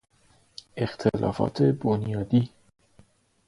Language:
Persian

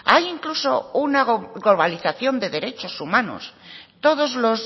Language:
Spanish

